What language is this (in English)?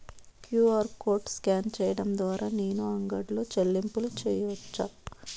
Telugu